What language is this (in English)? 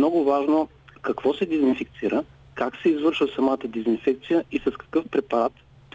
Bulgarian